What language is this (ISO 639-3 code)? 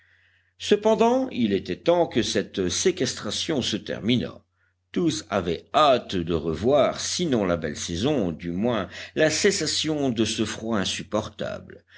fra